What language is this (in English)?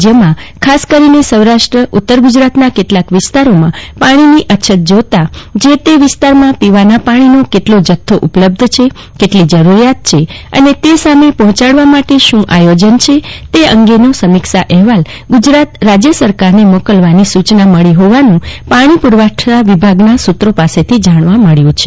Gujarati